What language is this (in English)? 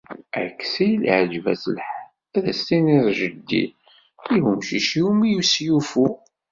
Kabyle